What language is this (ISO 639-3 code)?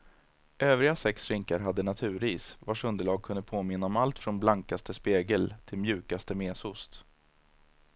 swe